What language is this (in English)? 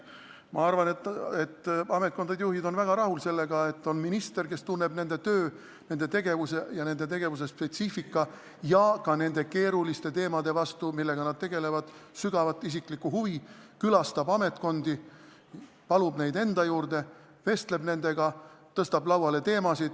Estonian